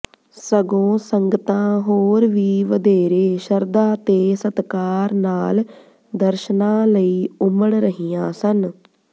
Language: Punjabi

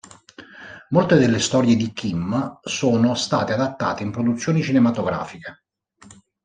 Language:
Italian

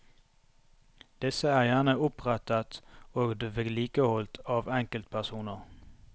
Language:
Norwegian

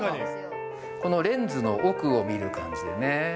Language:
Japanese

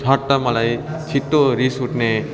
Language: Nepali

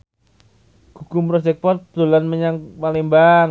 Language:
Javanese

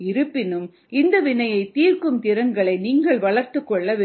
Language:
Tamil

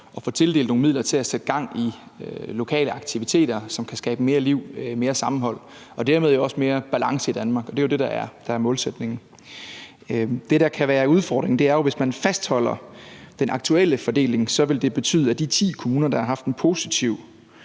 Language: Danish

